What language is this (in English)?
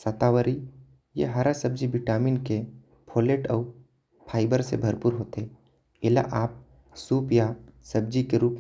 Korwa